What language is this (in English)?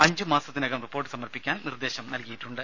Malayalam